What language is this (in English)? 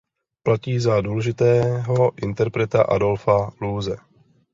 Czech